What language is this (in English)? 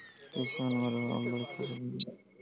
Chhattisgarhi